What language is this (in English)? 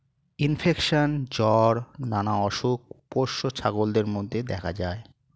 Bangla